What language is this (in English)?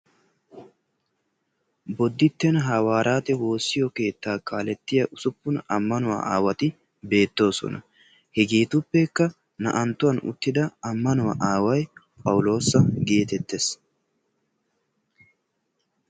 Wolaytta